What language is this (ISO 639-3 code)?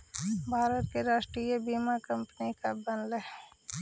mag